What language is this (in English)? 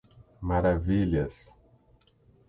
Portuguese